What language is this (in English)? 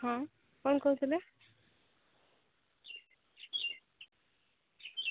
Odia